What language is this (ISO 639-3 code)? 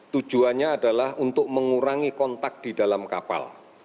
ind